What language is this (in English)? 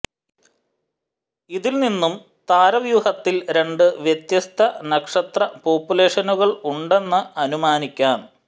Malayalam